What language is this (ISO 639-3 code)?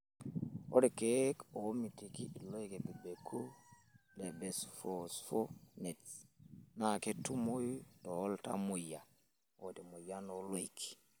mas